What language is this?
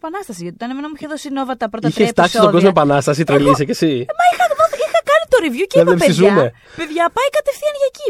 Greek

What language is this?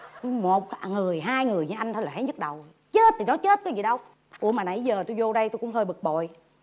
Vietnamese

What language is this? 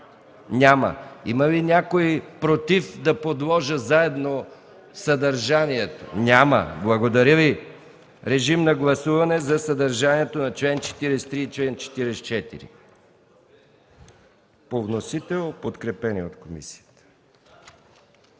Bulgarian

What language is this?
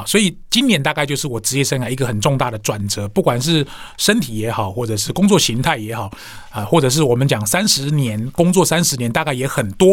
Chinese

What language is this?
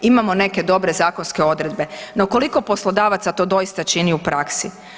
Croatian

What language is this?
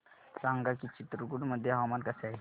Marathi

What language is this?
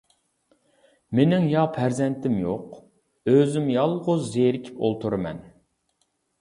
Uyghur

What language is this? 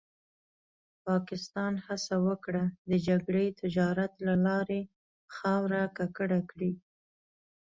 Pashto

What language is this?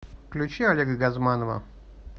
Russian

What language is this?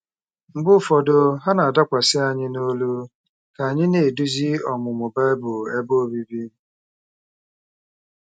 Igbo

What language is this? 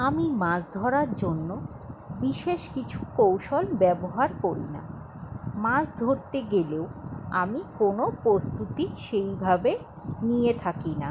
Bangla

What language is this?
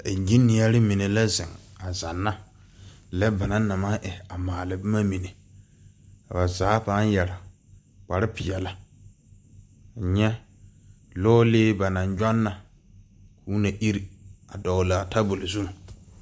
Southern Dagaare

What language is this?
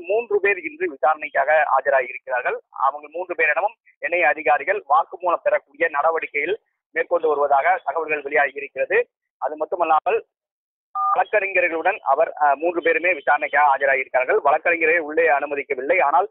Tamil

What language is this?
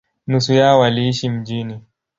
Swahili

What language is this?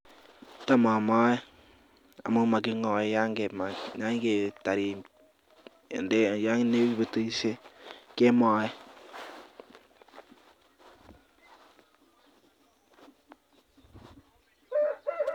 Kalenjin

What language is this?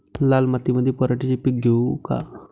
Marathi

